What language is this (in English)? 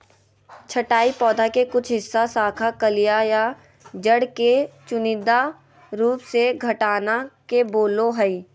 Magahi